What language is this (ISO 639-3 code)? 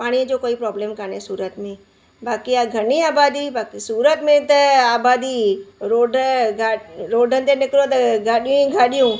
snd